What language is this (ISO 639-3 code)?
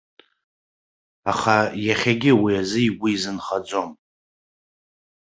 abk